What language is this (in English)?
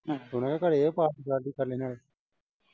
Punjabi